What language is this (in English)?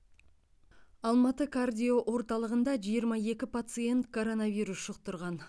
Kazakh